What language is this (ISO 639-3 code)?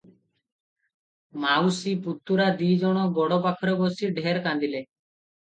ori